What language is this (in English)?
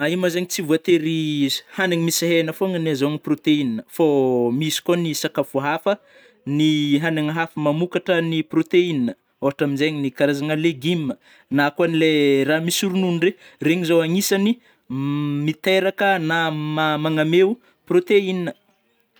Northern Betsimisaraka Malagasy